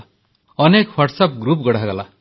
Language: Odia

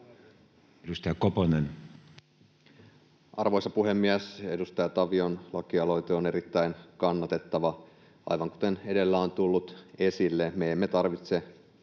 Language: Finnish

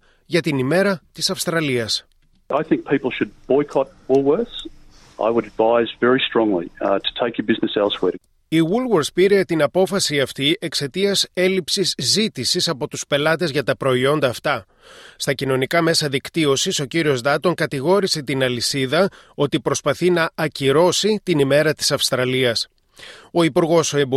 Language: Greek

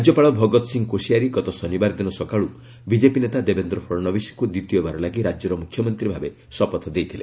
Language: Odia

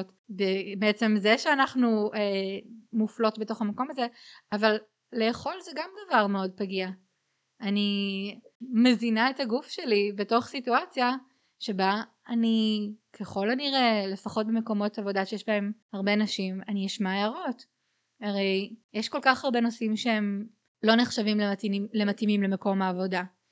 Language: Hebrew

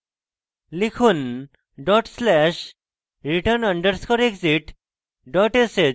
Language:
Bangla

